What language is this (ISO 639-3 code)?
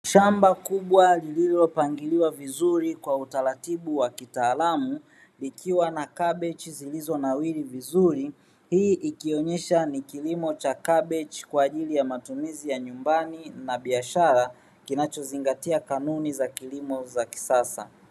swa